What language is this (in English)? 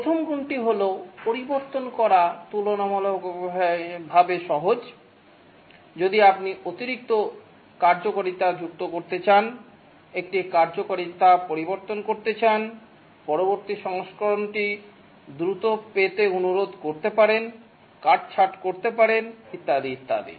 Bangla